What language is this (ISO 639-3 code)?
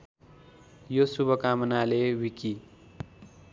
nep